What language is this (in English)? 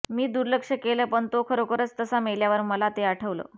Marathi